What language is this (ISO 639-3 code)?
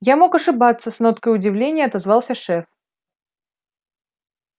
rus